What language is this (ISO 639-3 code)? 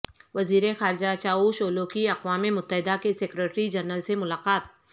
urd